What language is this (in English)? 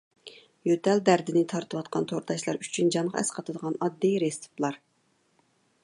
Uyghur